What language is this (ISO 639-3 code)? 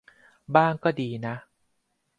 tha